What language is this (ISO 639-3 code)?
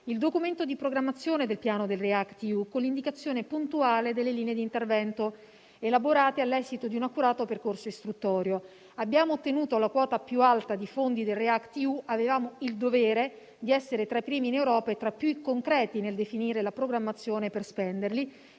ita